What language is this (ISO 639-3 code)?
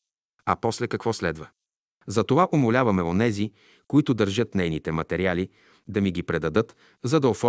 bul